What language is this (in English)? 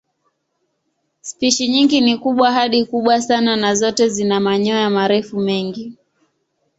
Swahili